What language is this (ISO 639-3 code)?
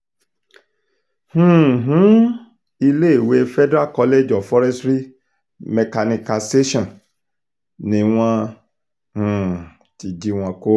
yor